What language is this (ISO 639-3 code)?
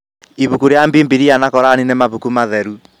kik